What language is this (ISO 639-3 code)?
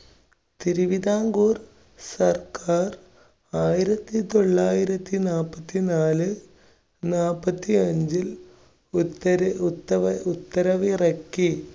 mal